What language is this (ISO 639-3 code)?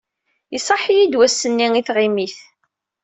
kab